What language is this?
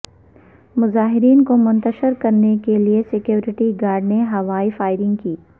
Urdu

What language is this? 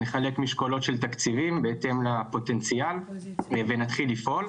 Hebrew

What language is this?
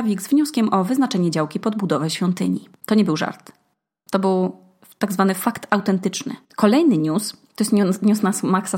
Polish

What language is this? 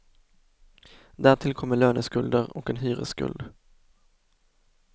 Swedish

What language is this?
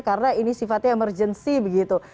Indonesian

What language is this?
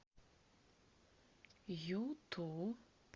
Russian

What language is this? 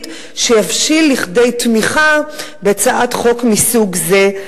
Hebrew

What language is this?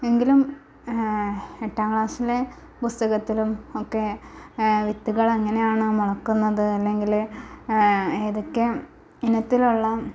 Malayalam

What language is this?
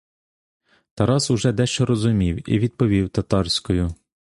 Ukrainian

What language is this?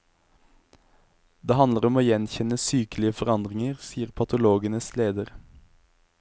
Norwegian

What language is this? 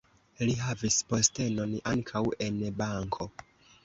Esperanto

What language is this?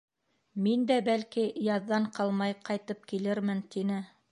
Bashkir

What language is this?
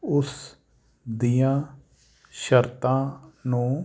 Punjabi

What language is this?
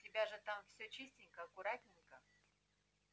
Russian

